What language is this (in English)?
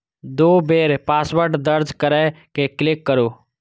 Maithili